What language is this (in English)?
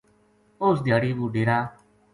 Gujari